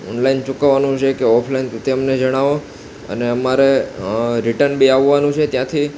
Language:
Gujarati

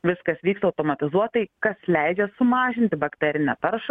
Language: Lithuanian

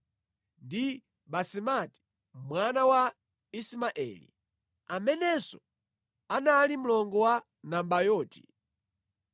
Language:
Nyanja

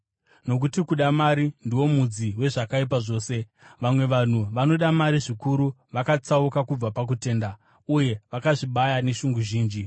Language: Shona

